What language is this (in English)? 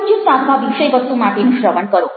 Gujarati